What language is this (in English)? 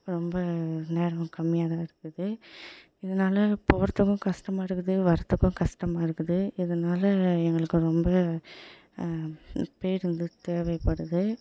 Tamil